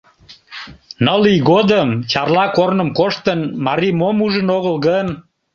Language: Mari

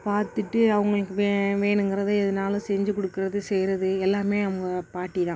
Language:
Tamil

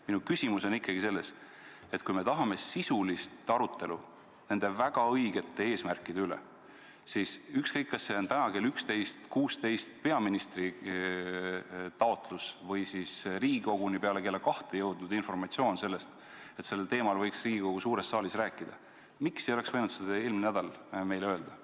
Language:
Estonian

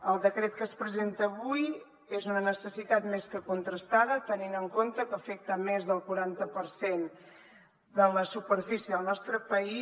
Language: Catalan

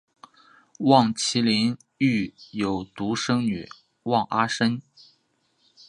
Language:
Chinese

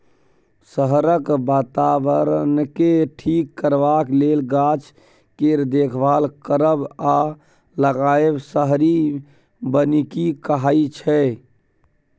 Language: Maithili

